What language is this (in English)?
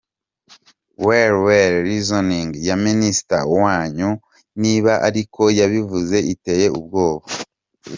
Kinyarwanda